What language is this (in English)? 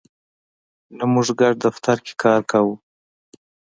Pashto